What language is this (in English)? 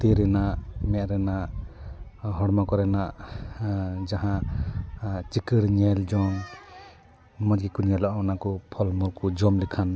Santali